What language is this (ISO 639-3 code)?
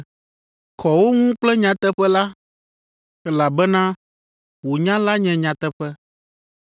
ewe